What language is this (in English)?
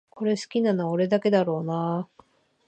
Japanese